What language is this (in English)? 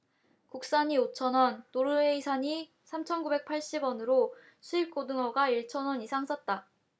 Korean